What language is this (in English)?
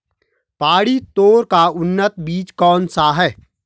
Hindi